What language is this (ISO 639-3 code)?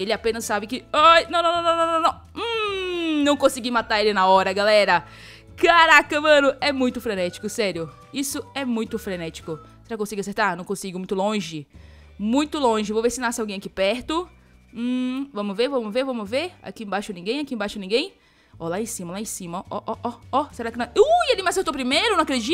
por